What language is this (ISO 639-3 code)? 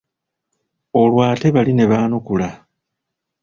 lug